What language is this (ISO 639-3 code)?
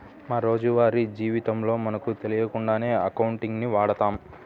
tel